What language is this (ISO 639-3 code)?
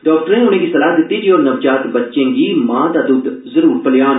doi